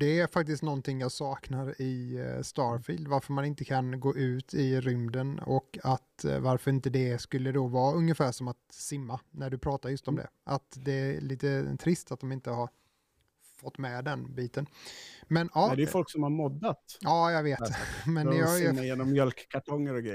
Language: Swedish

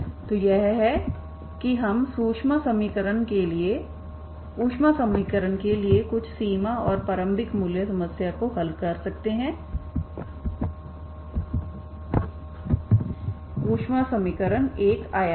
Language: Hindi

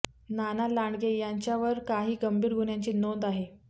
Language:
Marathi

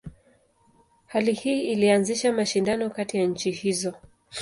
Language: Swahili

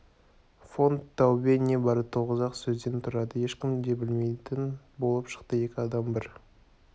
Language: Kazakh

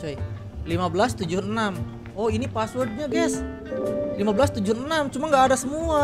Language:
Indonesian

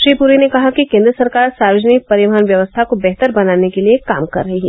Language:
Hindi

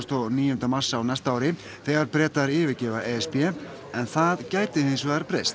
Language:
Icelandic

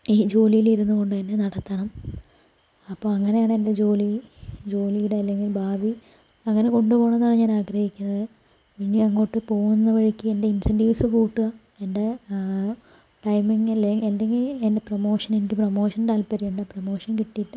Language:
Malayalam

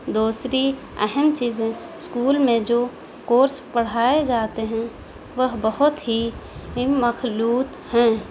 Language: Urdu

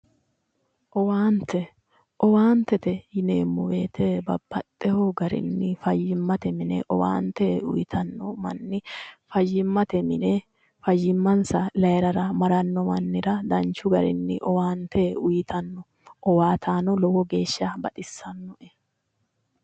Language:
Sidamo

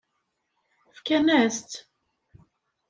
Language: Kabyle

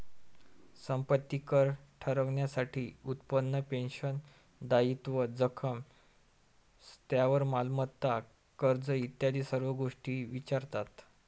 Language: Marathi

